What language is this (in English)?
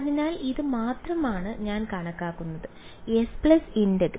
Malayalam